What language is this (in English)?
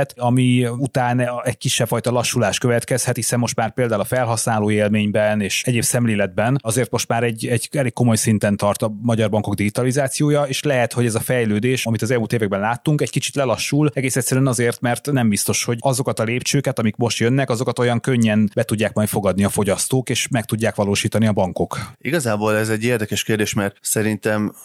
Hungarian